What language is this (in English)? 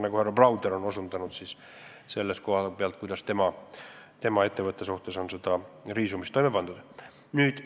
Estonian